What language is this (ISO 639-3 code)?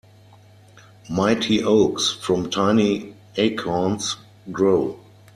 eng